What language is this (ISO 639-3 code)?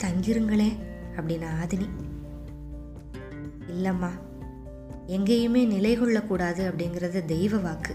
tam